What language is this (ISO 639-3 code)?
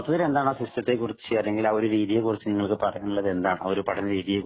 mal